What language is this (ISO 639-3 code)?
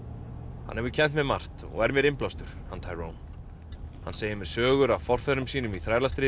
isl